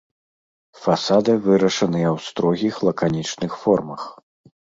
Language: Belarusian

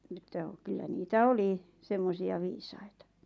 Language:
Finnish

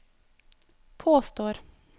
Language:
Norwegian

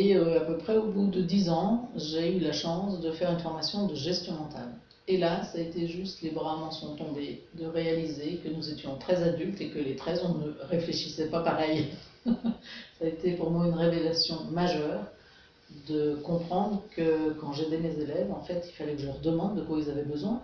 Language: French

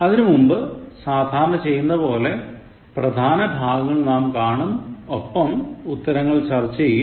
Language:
Malayalam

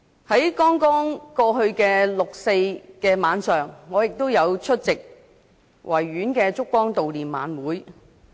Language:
Cantonese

